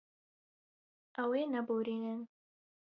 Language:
Kurdish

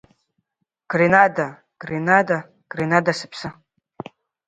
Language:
Abkhazian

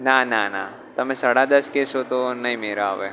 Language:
Gujarati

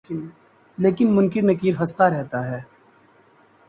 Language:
Urdu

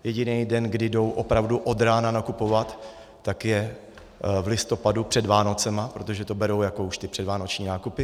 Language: Czech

